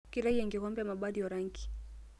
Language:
Masai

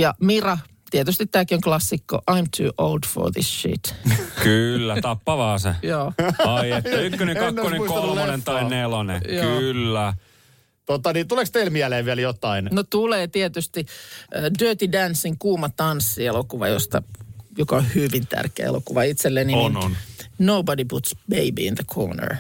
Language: Finnish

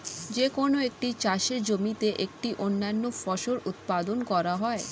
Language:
Bangla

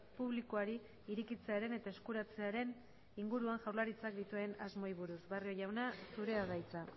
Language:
Basque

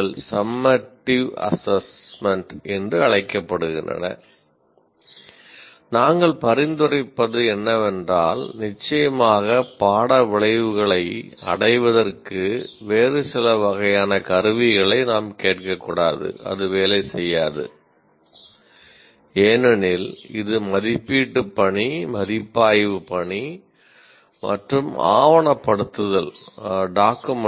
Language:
Tamil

